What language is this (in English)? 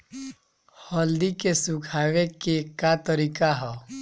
Bhojpuri